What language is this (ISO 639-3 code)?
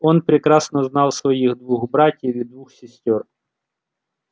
rus